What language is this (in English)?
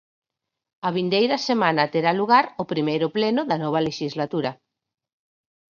Galician